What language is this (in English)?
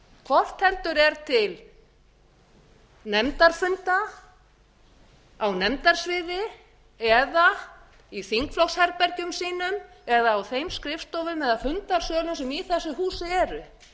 Icelandic